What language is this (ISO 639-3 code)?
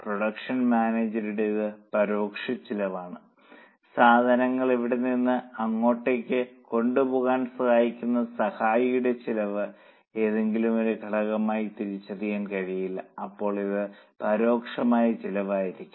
mal